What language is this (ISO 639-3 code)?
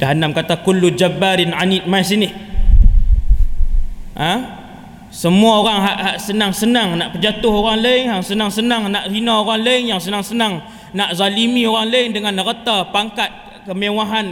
msa